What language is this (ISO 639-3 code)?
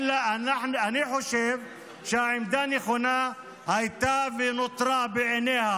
heb